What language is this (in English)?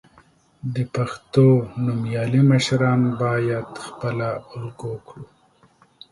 Pashto